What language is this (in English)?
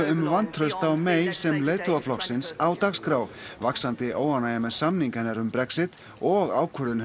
Icelandic